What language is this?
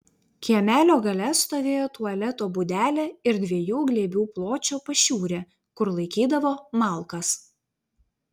Lithuanian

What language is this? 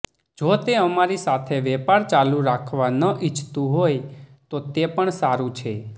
Gujarati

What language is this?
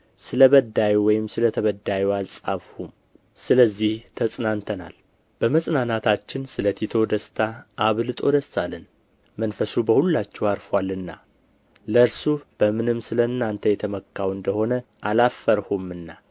Amharic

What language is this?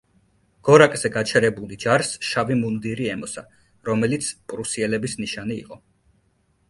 Georgian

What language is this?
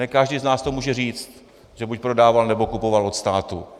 Czech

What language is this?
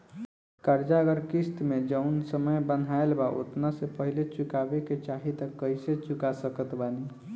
Bhojpuri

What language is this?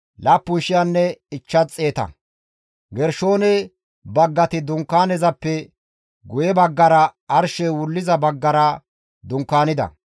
Gamo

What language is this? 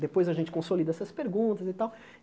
Portuguese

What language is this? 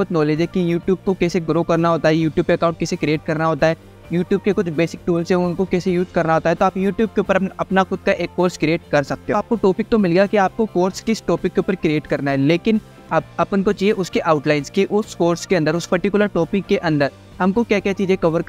Hindi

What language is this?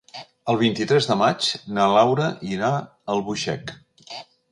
Catalan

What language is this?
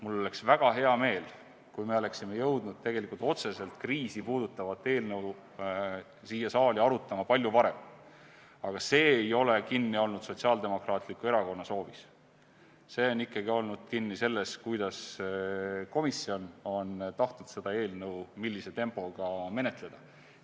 Estonian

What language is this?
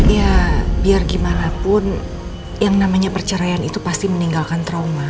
Indonesian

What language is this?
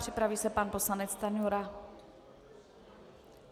Czech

